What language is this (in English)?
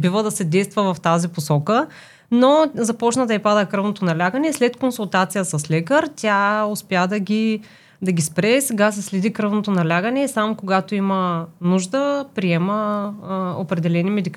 Bulgarian